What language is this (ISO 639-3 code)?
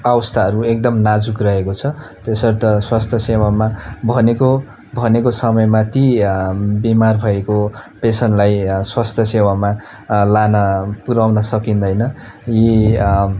nep